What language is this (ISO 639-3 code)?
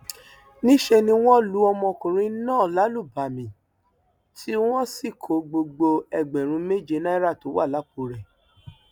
yor